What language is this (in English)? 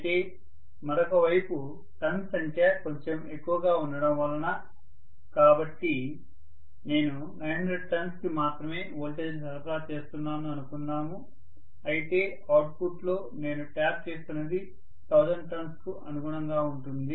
Telugu